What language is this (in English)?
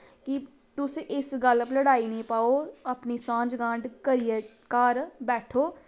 Dogri